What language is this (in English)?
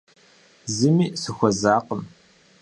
Kabardian